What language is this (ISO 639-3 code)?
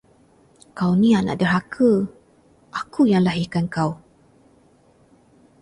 msa